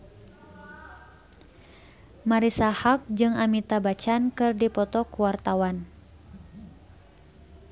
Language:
Sundanese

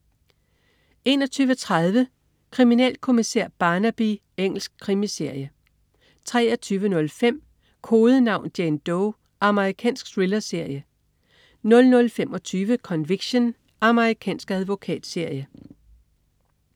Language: Danish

